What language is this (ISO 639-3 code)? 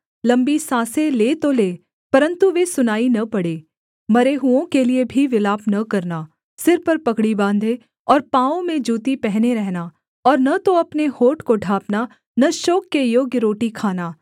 hin